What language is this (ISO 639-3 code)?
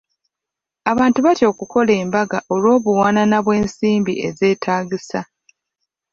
lug